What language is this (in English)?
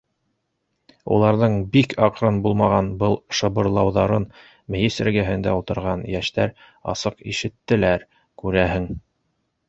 Bashkir